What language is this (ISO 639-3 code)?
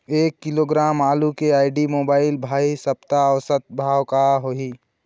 hne